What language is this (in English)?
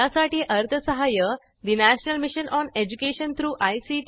Marathi